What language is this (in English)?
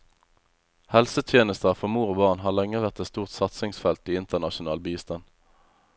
Norwegian